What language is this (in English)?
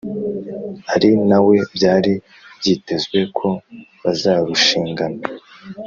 Kinyarwanda